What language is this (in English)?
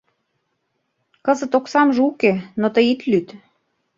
Mari